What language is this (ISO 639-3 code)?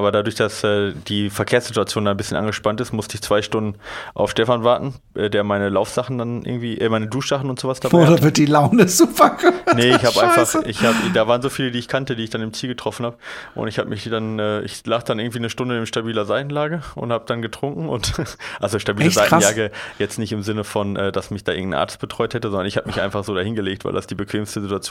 deu